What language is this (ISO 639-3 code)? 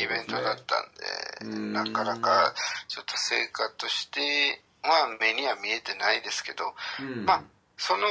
jpn